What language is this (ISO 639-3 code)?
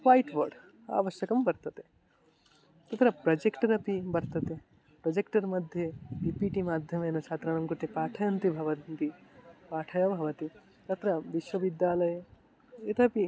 san